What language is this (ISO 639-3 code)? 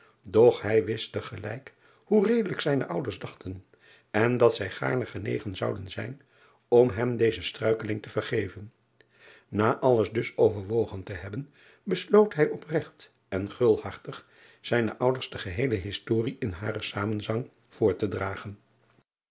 nld